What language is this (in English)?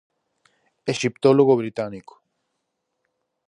Galician